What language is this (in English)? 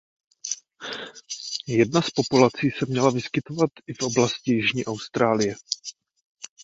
Czech